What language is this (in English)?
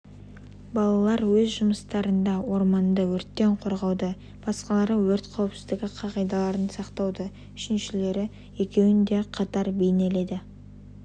Kazakh